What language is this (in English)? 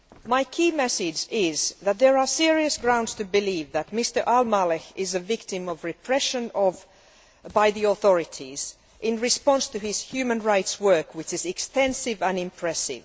English